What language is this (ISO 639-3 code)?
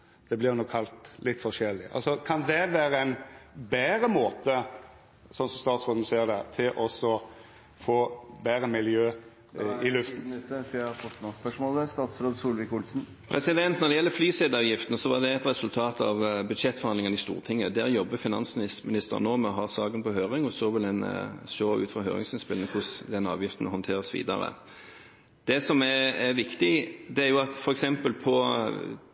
nor